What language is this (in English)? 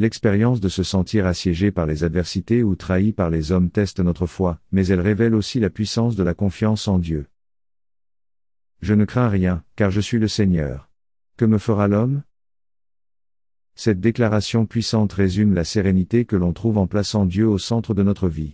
French